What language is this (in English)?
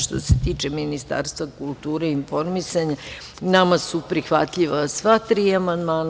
Serbian